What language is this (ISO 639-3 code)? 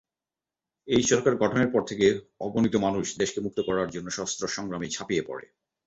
ben